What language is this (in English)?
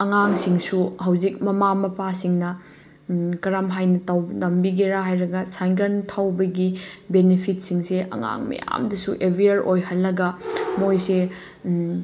Manipuri